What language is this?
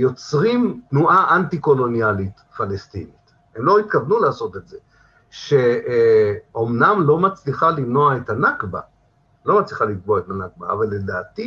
Hebrew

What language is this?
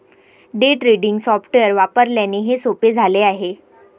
Marathi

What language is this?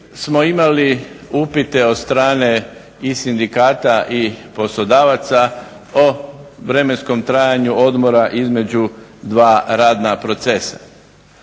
Croatian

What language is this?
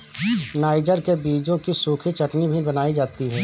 Hindi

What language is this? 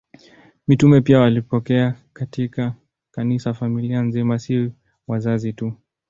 Swahili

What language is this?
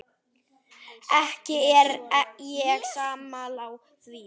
Icelandic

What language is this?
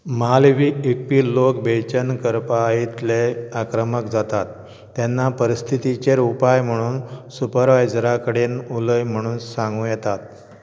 Konkani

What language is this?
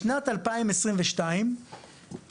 Hebrew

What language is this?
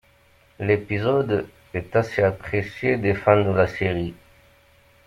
French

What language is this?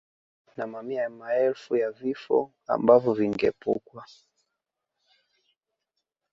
Swahili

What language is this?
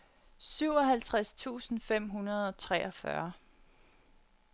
Danish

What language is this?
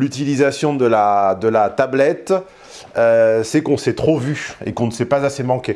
French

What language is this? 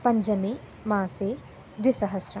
Sanskrit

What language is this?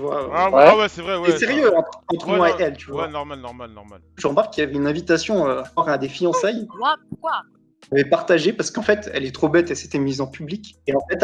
French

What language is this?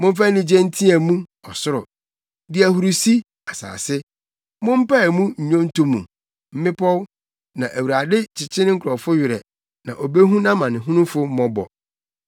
Akan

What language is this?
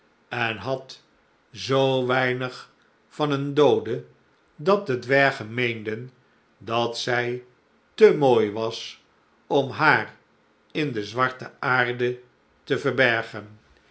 Dutch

